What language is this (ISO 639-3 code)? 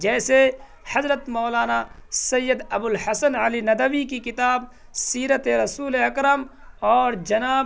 urd